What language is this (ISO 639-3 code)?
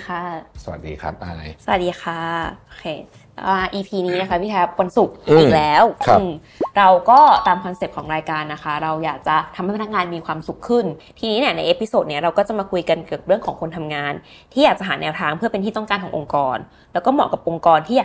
tha